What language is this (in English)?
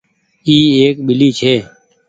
Goaria